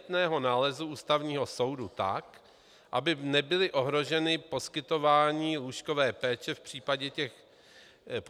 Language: Czech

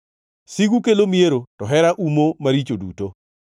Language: Luo (Kenya and Tanzania)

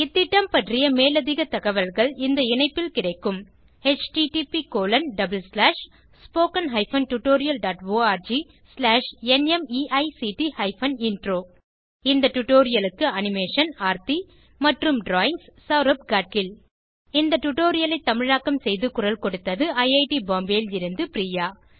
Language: Tamil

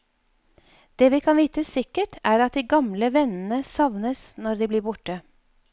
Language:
Norwegian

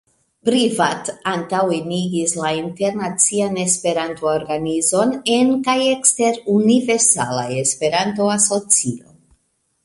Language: Esperanto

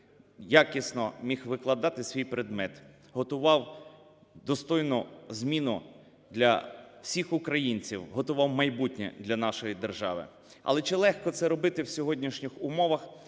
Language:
Ukrainian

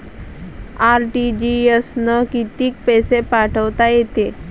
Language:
Marathi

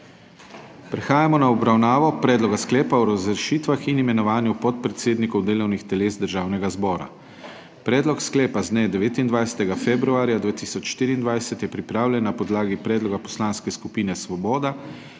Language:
Slovenian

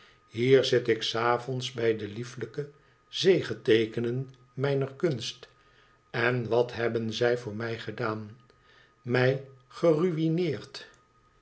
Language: Dutch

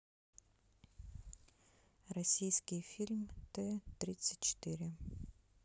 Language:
Russian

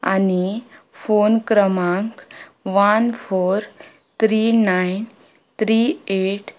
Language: Konkani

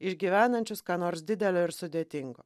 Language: Lithuanian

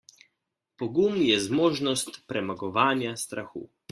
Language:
Slovenian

